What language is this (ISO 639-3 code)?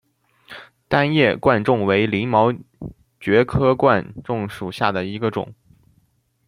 zho